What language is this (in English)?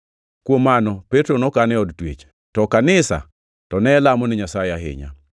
Luo (Kenya and Tanzania)